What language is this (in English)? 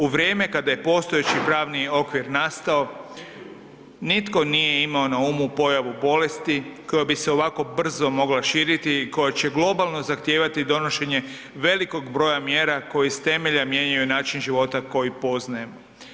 Croatian